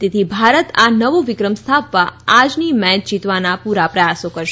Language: Gujarati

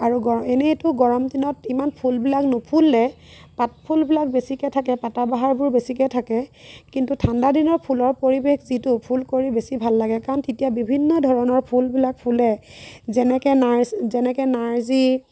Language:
Assamese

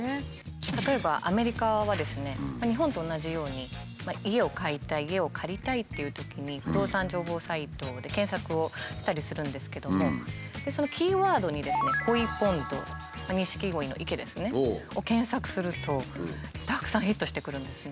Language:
Japanese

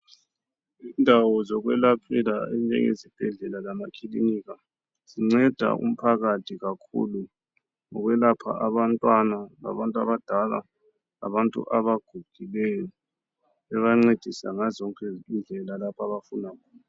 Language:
North Ndebele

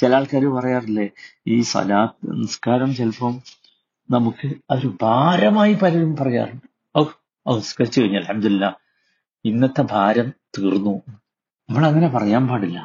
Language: Malayalam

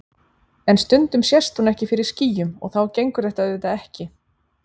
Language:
Icelandic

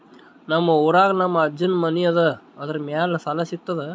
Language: Kannada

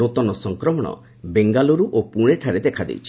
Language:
Odia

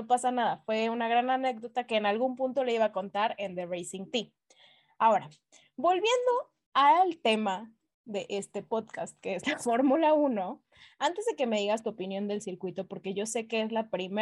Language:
Spanish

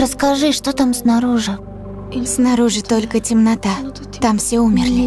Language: Russian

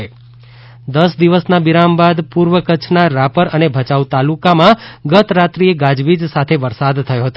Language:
Gujarati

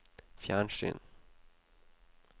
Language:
Norwegian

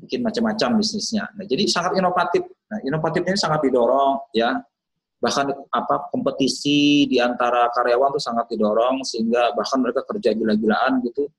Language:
Indonesian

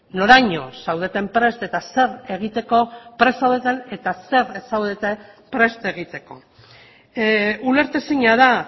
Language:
Basque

